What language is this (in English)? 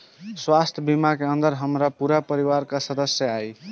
Bhojpuri